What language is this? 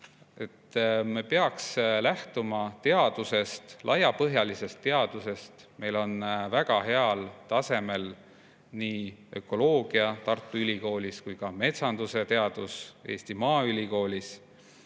Estonian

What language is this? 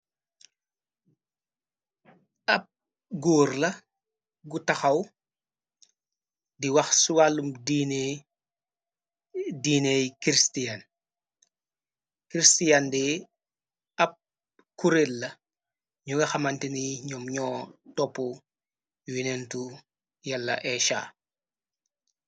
Wolof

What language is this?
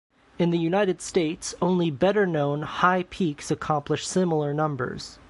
English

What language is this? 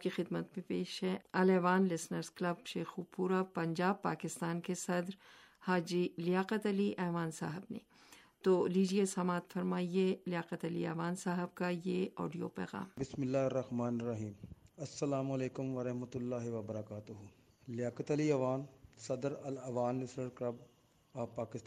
Urdu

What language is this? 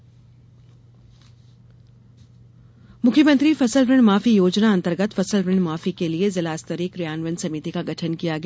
Hindi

